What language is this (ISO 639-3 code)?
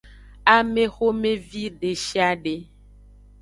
ajg